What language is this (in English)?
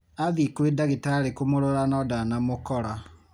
Kikuyu